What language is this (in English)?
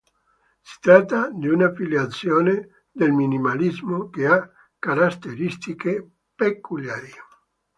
Italian